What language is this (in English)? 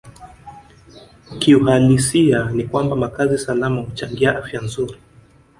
Swahili